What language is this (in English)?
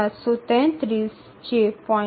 Gujarati